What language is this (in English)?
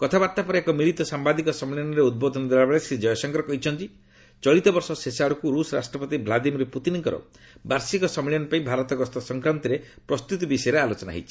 Odia